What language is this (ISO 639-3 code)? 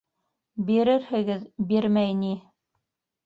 bak